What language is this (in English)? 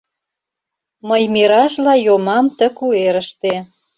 Mari